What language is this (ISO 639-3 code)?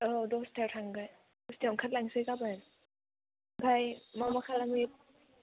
brx